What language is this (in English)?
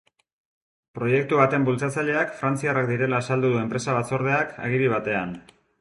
Basque